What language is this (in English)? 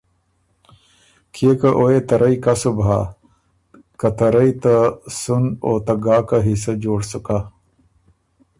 Ormuri